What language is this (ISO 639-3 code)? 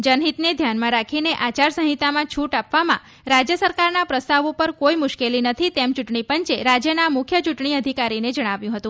guj